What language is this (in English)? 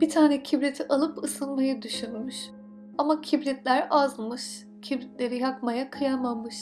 Turkish